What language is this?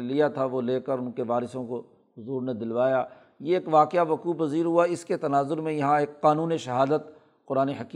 Urdu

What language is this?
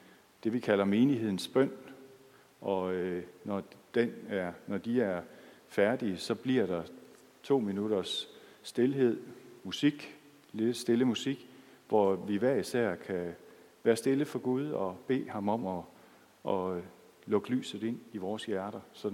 Danish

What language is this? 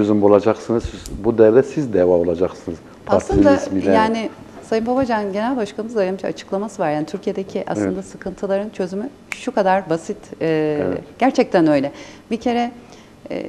Turkish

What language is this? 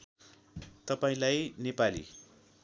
Nepali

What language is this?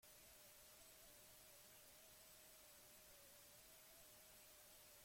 Basque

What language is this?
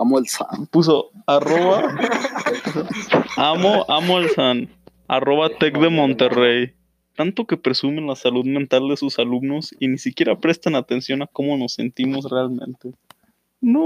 Spanish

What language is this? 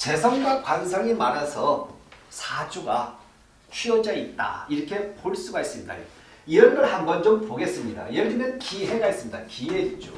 Korean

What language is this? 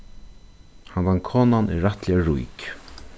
Faroese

